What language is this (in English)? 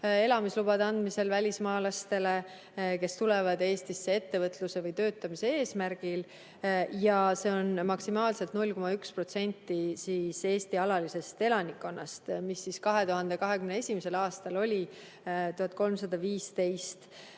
Estonian